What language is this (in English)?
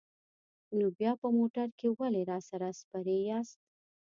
Pashto